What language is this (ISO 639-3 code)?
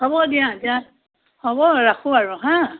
asm